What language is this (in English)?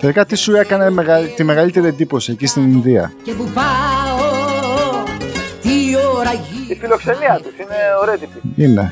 Greek